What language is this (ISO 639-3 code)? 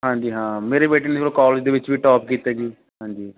pan